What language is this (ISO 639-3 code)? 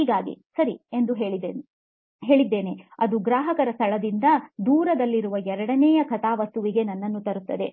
kan